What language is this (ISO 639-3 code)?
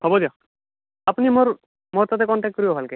asm